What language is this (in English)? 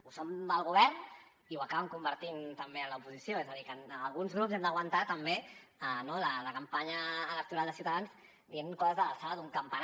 Catalan